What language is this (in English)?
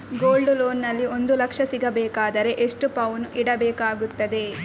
Kannada